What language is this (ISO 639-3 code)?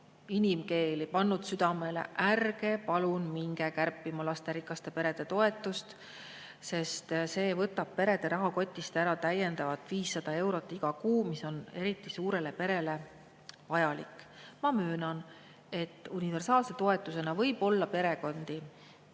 est